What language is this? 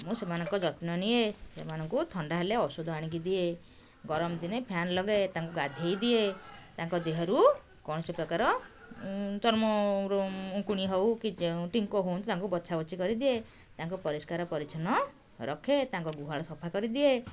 Odia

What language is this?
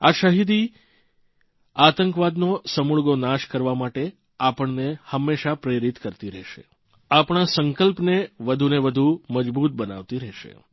Gujarati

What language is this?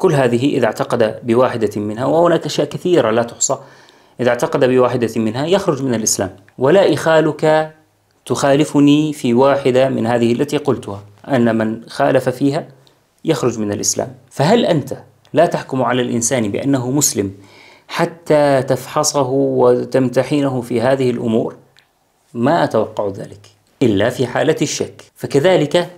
Arabic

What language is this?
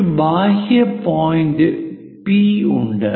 Malayalam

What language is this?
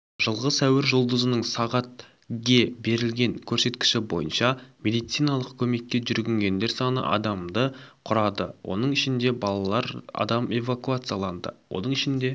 Kazakh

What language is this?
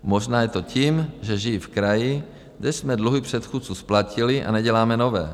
Czech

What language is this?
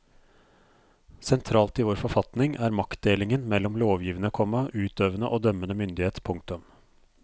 Norwegian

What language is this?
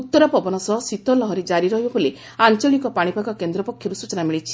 Odia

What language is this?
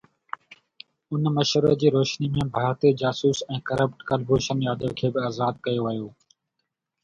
Sindhi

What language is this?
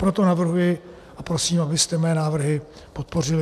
Czech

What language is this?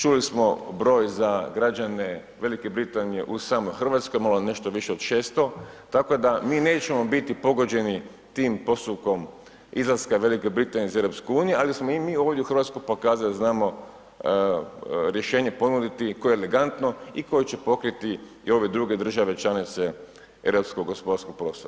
Croatian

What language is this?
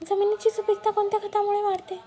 Marathi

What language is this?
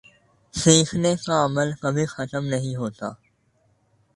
Urdu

